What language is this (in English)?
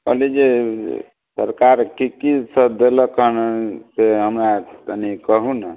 Maithili